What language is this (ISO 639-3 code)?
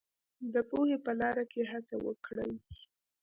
pus